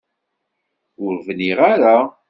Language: Kabyle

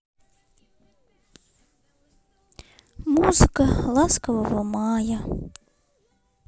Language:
Russian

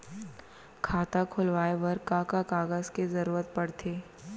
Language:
Chhattisgarhi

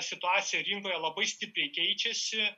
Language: Lithuanian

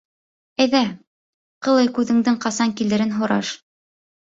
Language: Bashkir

